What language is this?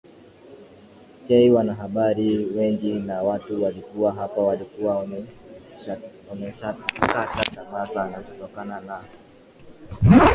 Swahili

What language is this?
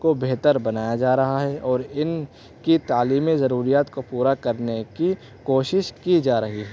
Urdu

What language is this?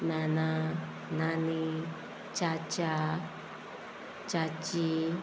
Konkani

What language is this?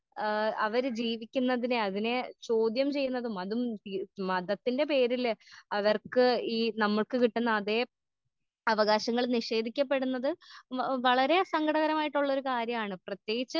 Malayalam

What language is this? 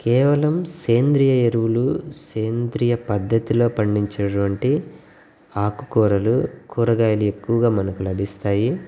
Telugu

